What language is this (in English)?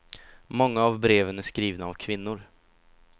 Swedish